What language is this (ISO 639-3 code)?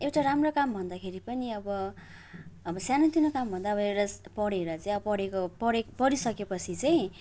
nep